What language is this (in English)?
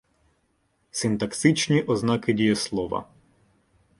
Ukrainian